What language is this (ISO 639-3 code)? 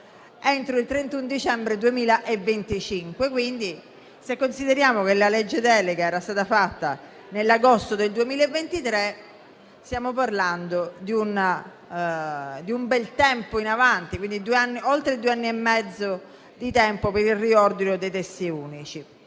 ita